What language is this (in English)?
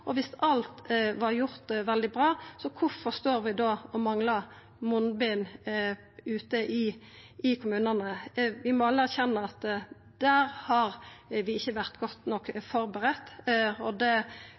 Norwegian Nynorsk